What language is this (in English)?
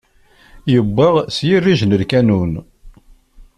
Kabyle